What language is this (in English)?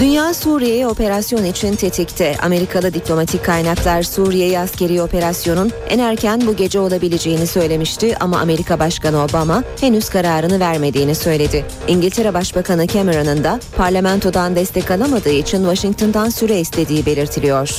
Turkish